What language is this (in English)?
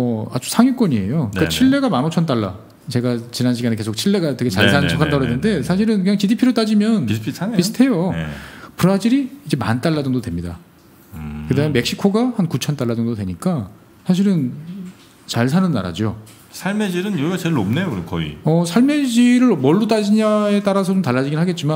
Korean